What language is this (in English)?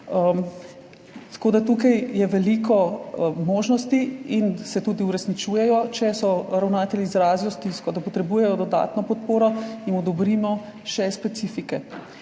Slovenian